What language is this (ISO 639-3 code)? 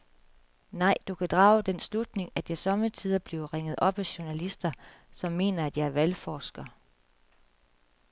dan